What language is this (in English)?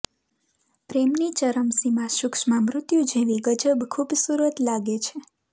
Gujarati